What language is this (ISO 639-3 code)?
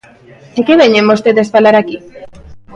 glg